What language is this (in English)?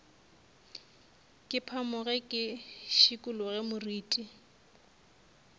Northern Sotho